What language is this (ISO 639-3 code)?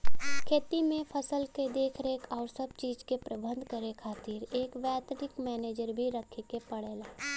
bho